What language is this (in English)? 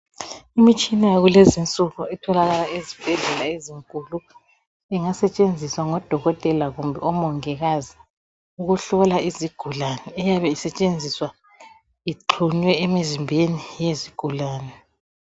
North Ndebele